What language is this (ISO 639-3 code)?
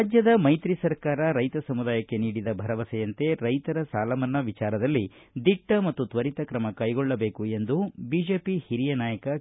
kan